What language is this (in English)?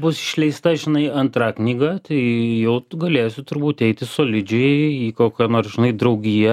Lithuanian